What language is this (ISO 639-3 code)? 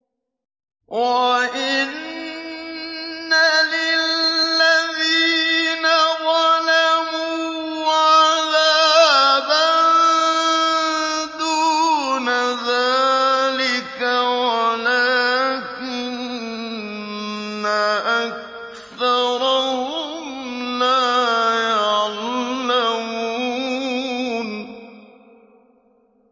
ara